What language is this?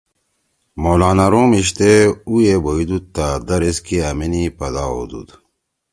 Torwali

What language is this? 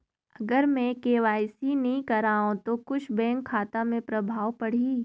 Chhattisgarhi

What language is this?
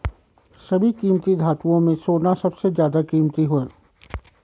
Hindi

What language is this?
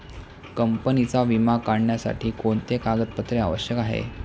Marathi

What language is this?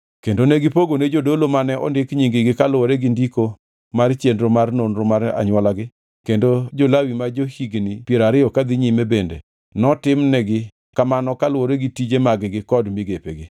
Luo (Kenya and Tanzania)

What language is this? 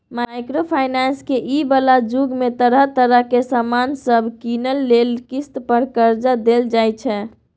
Maithili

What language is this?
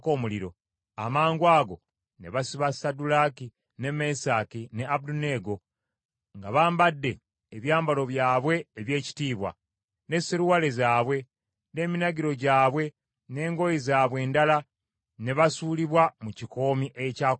Ganda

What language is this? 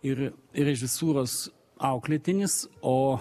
Lithuanian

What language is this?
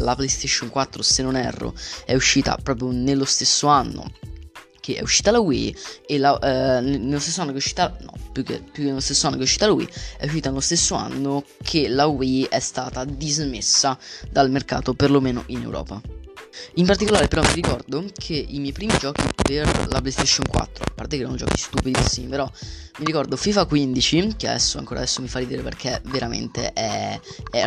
Italian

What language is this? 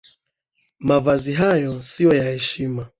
Swahili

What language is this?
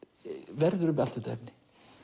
Icelandic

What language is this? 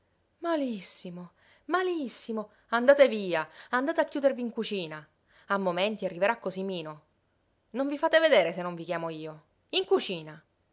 Italian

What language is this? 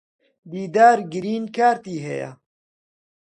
Central Kurdish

